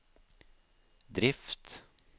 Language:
Norwegian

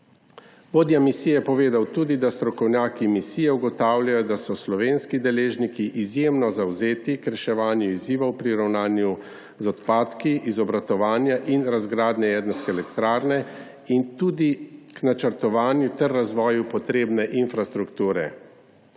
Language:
Slovenian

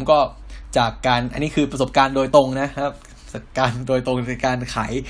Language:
Thai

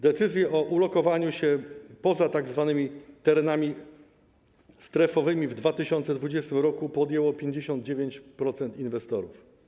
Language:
Polish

